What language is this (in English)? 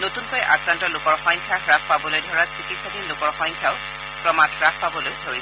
Assamese